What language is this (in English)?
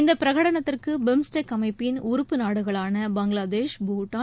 Tamil